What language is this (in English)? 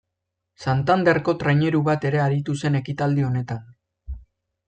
Basque